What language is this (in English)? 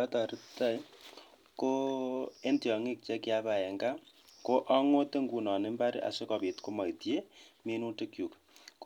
Kalenjin